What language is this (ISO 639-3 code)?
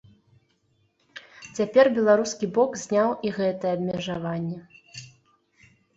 bel